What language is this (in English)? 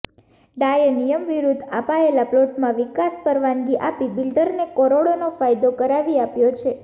Gujarati